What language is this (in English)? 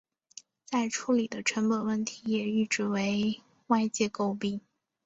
Chinese